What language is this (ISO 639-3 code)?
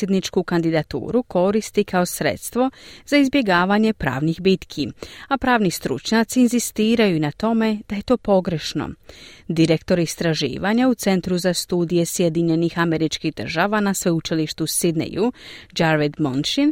hrv